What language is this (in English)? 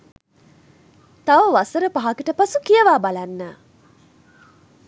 Sinhala